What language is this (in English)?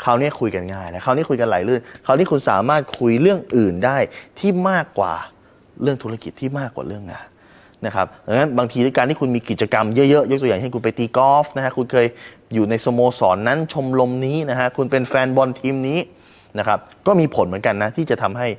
Thai